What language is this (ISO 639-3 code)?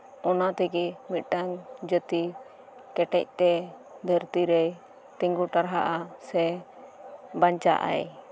sat